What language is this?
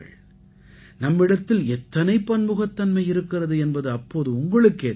Tamil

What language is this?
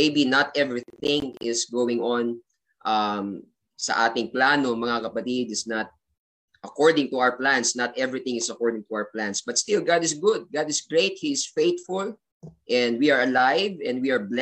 Filipino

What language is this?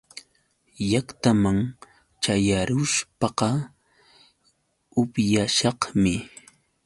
Yauyos Quechua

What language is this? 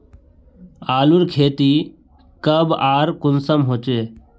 Magahi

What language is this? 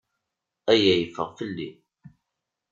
Kabyle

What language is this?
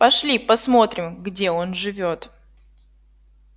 Russian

